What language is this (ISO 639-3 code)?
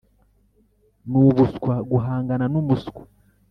kin